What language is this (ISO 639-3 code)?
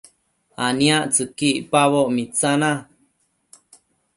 mcf